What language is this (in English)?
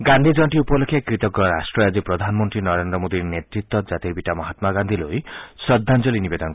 Assamese